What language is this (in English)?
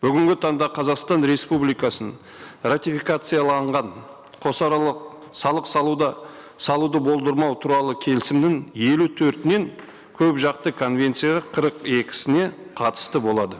Kazakh